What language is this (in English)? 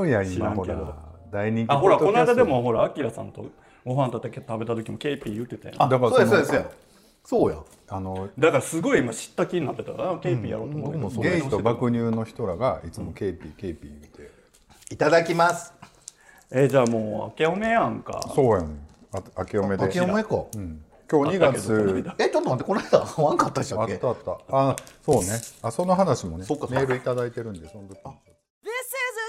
Japanese